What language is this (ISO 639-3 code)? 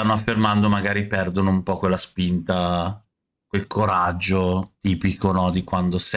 ita